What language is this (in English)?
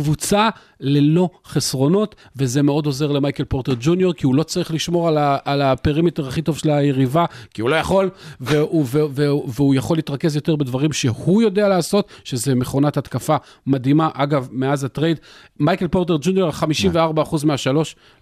Hebrew